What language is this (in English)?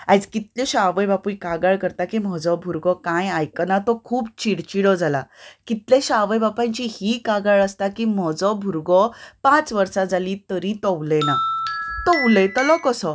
Konkani